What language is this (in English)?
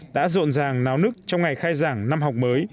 Vietnamese